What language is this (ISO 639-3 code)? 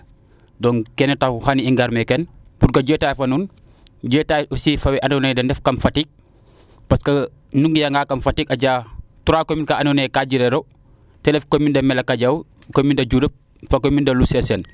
srr